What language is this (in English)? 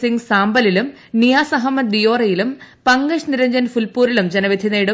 Malayalam